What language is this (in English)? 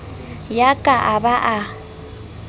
Southern Sotho